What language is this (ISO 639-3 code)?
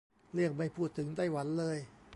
tha